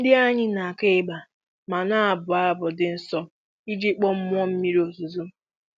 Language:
Igbo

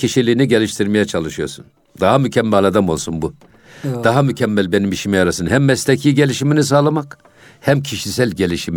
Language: Turkish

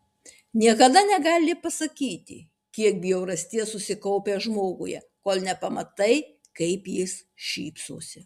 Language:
Lithuanian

